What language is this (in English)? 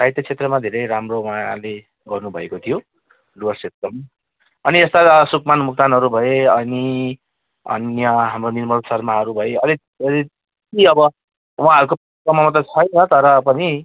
Nepali